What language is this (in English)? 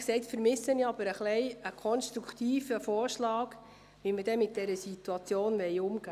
Swiss German